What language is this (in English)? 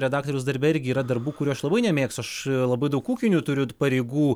Lithuanian